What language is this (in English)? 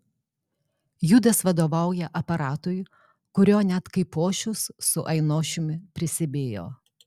Lithuanian